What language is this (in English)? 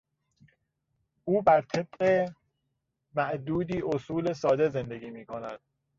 Persian